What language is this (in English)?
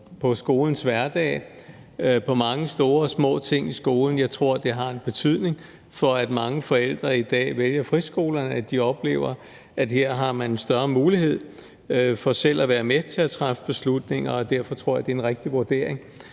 Danish